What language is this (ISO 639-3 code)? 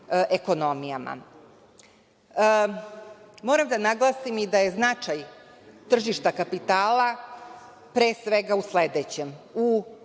srp